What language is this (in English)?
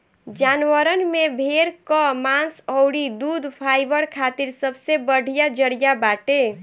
Bhojpuri